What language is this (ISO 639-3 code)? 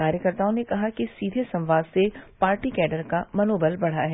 hin